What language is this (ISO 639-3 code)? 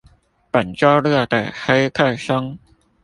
zho